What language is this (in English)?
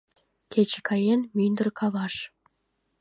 Mari